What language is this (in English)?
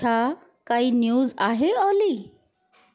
Sindhi